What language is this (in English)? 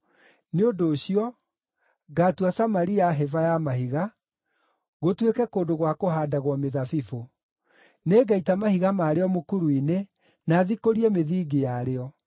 Kikuyu